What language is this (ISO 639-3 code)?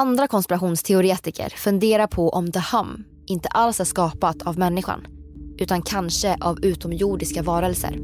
swe